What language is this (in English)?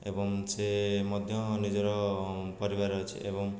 Odia